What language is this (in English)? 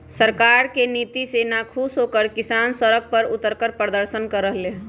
Magahi